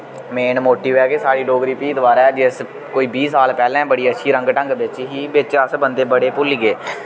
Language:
Dogri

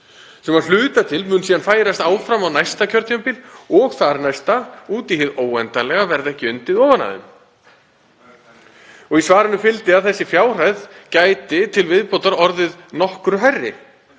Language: Icelandic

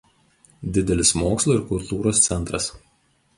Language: Lithuanian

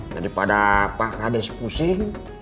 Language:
Indonesian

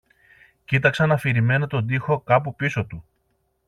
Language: Greek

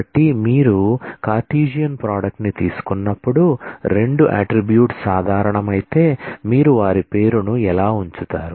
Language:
Telugu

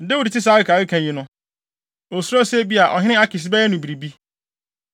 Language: Akan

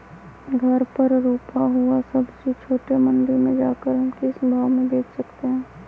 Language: Magahi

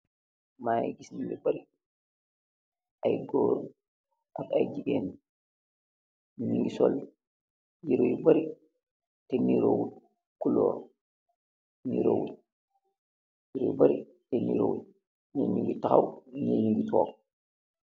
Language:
Wolof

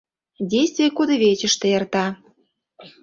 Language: Mari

